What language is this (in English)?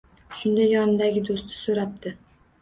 Uzbek